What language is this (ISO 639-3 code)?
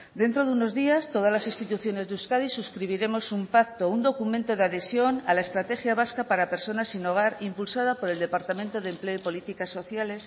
spa